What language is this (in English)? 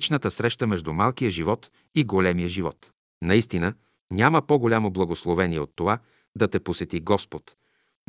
Bulgarian